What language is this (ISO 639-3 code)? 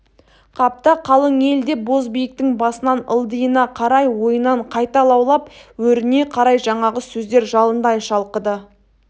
kaz